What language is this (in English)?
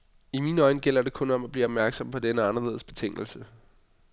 Danish